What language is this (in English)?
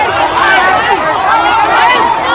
Thai